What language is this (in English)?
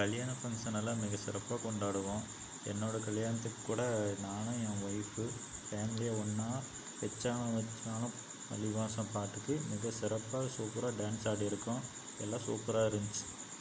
Tamil